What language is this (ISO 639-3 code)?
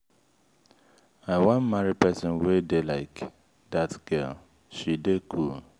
pcm